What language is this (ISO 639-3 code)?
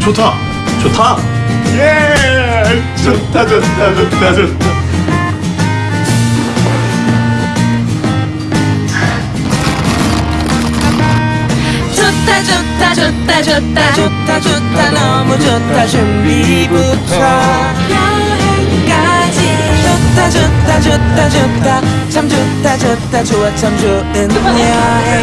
kor